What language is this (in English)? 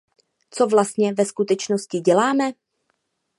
Czech